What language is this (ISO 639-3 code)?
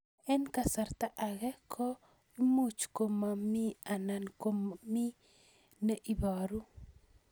kln